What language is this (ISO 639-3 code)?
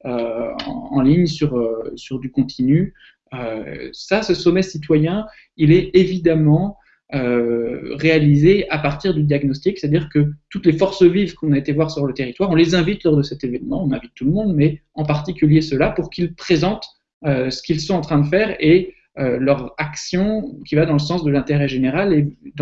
fra